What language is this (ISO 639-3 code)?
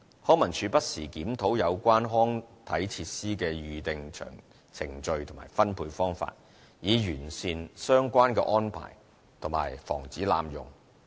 yue